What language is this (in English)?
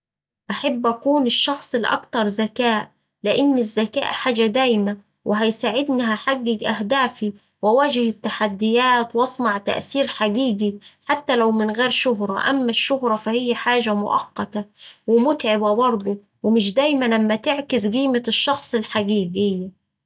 Saidi Arabic